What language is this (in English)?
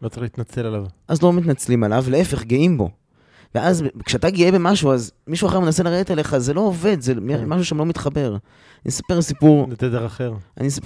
Hebrew